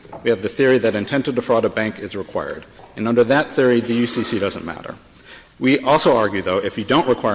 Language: English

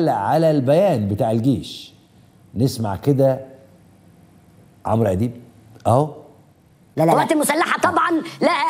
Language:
Arabic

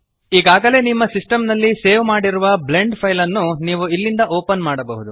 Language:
Kannada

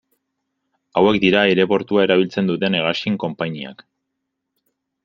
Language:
Basque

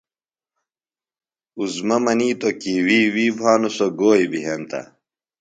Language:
Phalura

